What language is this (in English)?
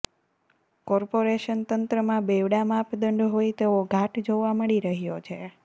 Gujarati